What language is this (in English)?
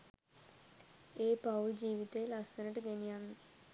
Sinhala